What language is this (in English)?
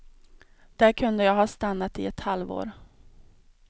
Swedish